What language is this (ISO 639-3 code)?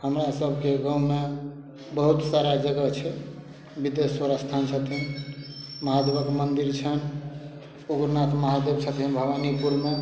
mai